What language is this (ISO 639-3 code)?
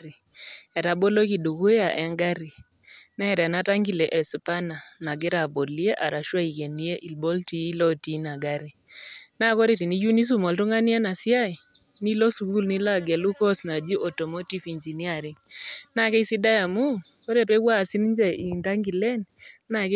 mas